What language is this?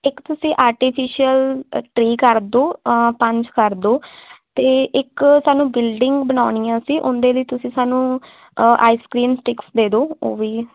Punjabi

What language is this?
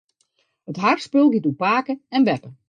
Western Frisian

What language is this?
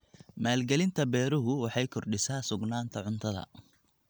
Somali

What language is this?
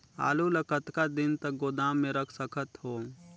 Chhattisgarhi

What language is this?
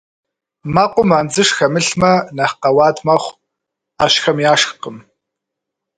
Kabardian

